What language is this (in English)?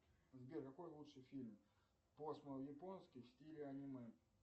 Russian